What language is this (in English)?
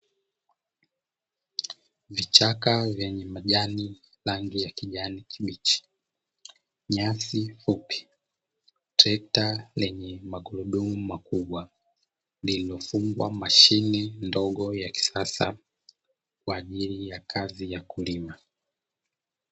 Swahili